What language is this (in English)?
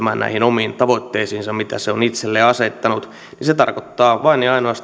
Finnish